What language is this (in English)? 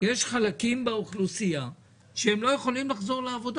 Hebrew